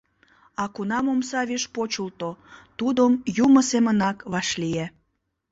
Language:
Mari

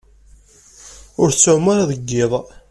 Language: Kabyle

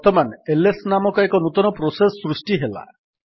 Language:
Odia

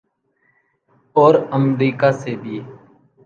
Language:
Urdu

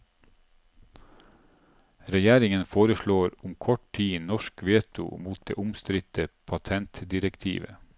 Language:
Norwegian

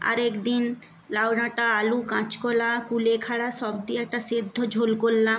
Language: Bangla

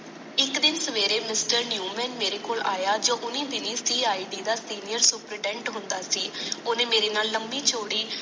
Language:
Punjabi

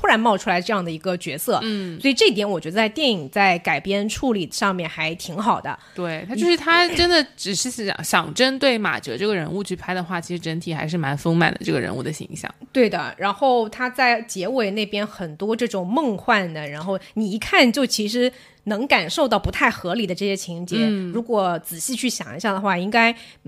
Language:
Chinese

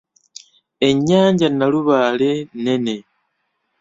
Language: Ganda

